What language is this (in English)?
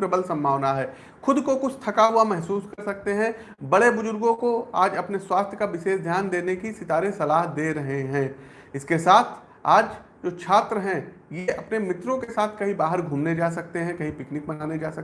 Hindi